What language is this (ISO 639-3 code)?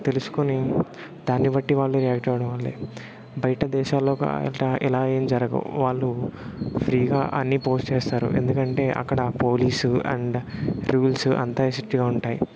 tel